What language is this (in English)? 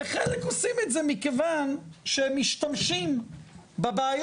Hebrew